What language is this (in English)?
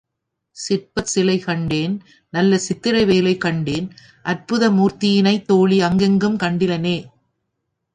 Tamil